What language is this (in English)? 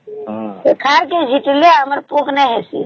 Odia